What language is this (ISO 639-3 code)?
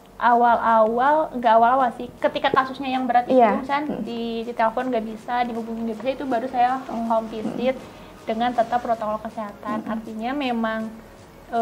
ind